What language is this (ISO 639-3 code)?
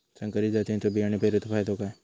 mar